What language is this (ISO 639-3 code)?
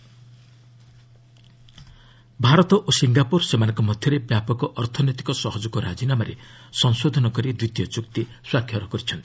ori